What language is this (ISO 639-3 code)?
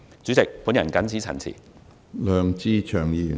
yue